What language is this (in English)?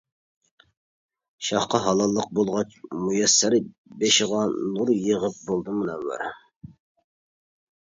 Uyghur